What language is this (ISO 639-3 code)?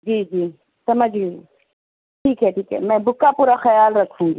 urd